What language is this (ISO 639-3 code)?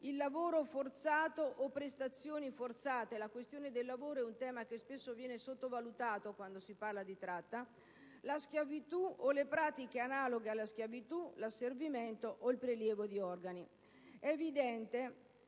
ita